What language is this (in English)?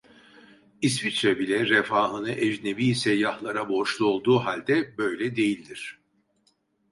Turkish